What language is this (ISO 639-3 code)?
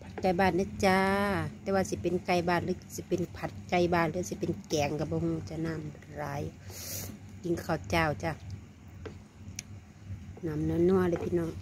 tha